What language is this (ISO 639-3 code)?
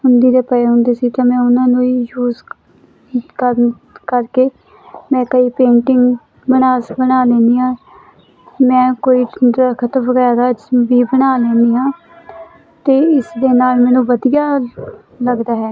pan